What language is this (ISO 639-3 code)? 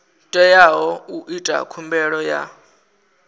ven